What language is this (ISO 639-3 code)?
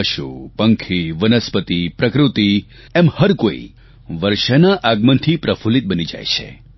guj